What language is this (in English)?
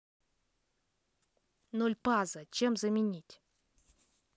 Russian